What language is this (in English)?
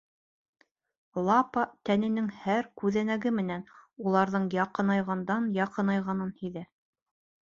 Bashkir